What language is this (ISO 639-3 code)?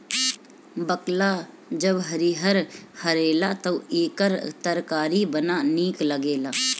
bho